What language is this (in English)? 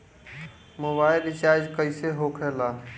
Bhojpuri